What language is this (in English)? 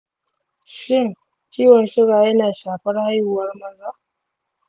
Hausa